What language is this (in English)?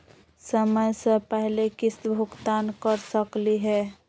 Magahi